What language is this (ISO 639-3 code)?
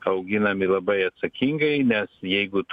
lit